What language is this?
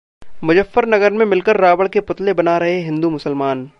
Hindi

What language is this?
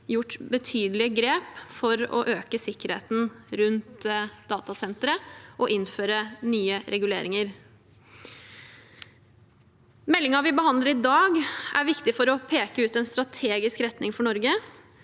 Norwegian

